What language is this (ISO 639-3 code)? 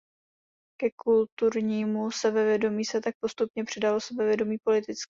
ces